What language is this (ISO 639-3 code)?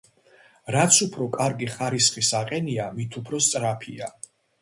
kat